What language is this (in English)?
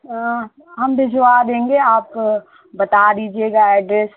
Hindi